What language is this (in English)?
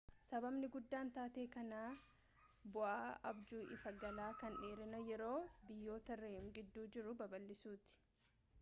Oromo